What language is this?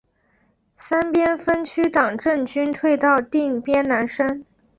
Chinese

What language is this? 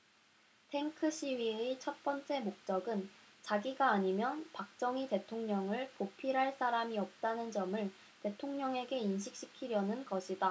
Korean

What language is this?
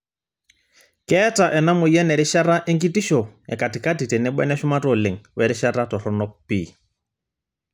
Masai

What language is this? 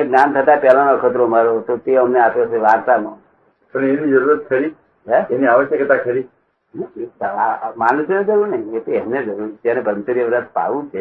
Gujarati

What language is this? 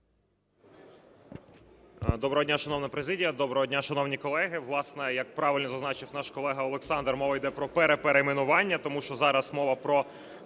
Ukrainian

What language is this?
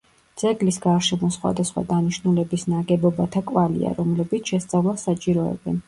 Georgian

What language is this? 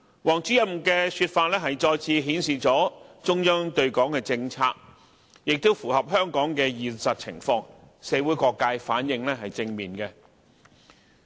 Cantonese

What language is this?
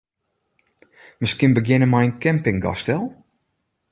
Western Frisian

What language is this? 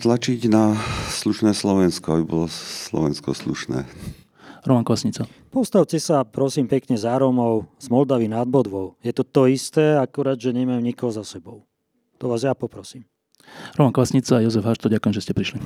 Slovak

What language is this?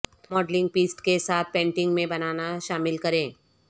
Urdu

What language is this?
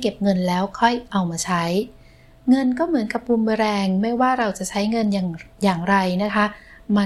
Thai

